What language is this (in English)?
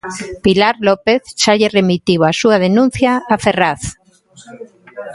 Galician